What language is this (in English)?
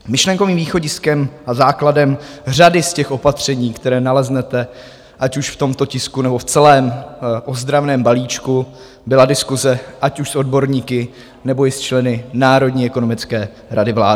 Czech